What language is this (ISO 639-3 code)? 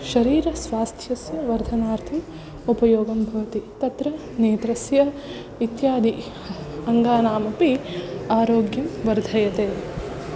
san